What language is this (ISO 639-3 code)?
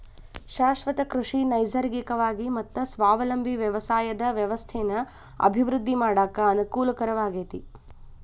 kan